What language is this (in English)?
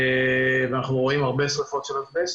Hebrew